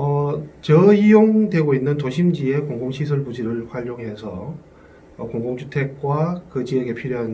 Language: Korean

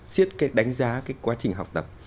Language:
Vietnamese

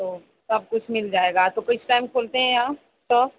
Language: Urdu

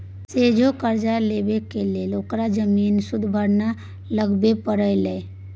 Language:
Maithili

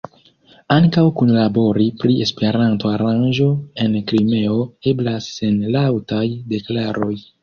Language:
Esperanto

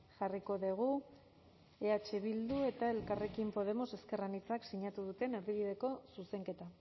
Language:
Basque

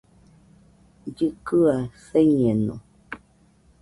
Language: Nüpode Huitoto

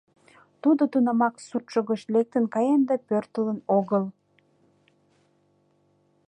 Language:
Mari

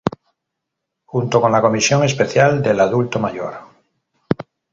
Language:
Spanish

